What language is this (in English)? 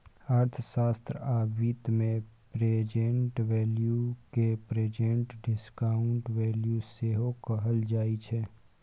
Maithili